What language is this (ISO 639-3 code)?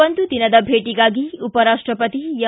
kan